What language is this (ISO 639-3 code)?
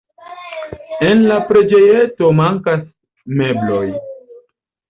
epo